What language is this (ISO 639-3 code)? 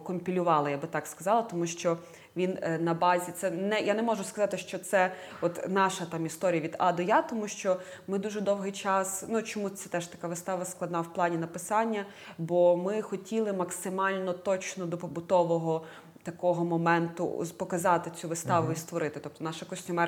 ukr